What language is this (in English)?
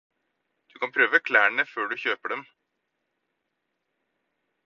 Norwegian Bokmål